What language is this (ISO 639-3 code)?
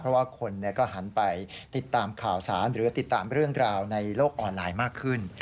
tha